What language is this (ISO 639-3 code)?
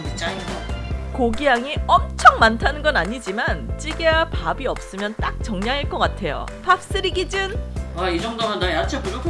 kor